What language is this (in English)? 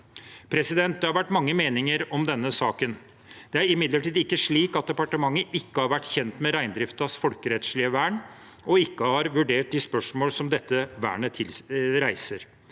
Norwegian